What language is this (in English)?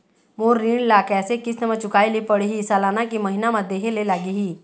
Chhattisgarhi